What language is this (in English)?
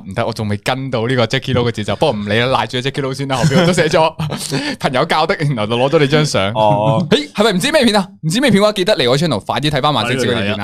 Chinese